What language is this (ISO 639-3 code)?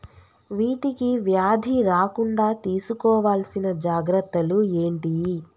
tel